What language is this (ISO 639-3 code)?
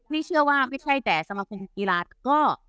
tha